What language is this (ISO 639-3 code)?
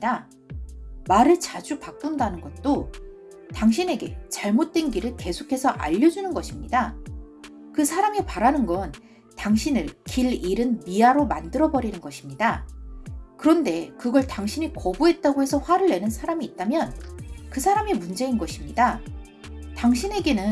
kor